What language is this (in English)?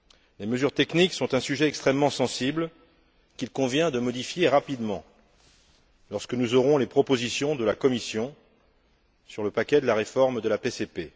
French